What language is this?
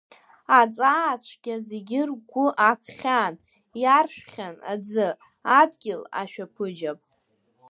Abkhazian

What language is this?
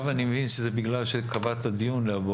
Hebrew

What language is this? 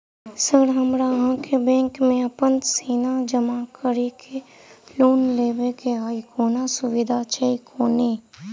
Maithili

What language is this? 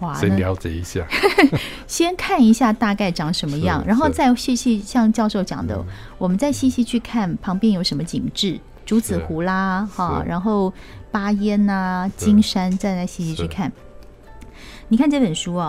Chinese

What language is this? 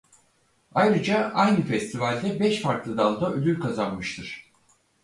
Turkish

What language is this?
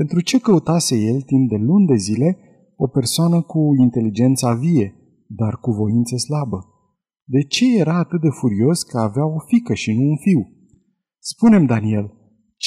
Romanian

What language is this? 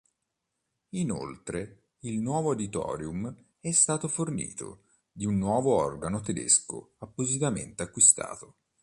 Italian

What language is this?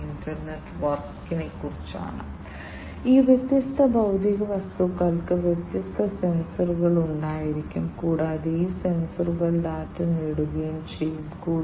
Malayalam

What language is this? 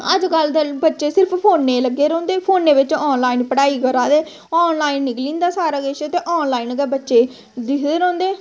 Dogri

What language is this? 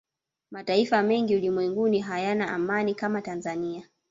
Swahili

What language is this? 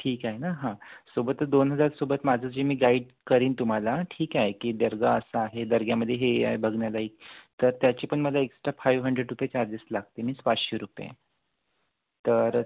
Marathi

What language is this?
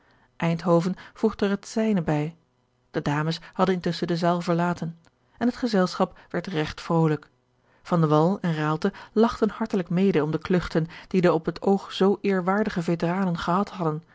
Dutch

